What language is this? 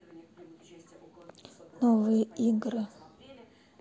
Russian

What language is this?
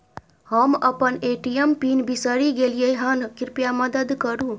Maithili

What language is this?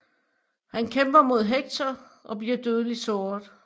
Danish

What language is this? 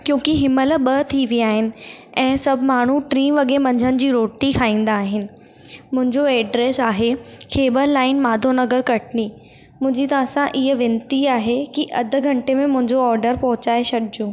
Sindhi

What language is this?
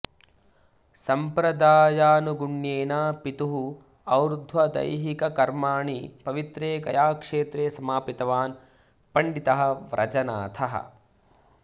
Sanskrit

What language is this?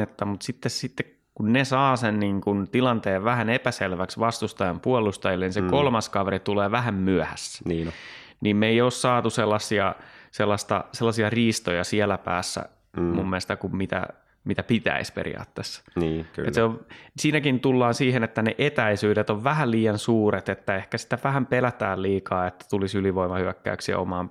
Finnish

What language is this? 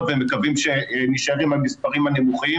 Hebrew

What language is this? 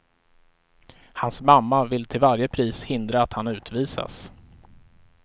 Swedish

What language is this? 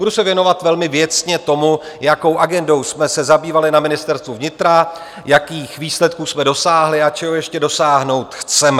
Czech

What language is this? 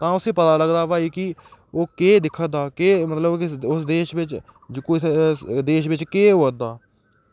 Dogri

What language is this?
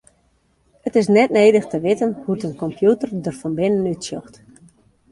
Western Frisian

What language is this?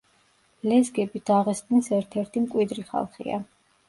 Georgian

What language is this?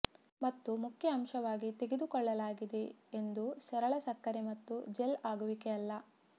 Kannada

